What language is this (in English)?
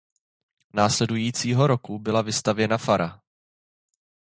Czech